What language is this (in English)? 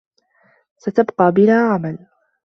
Arabic